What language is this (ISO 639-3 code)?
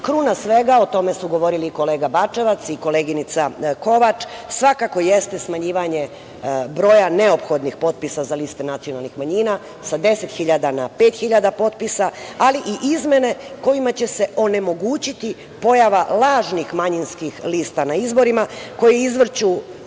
srp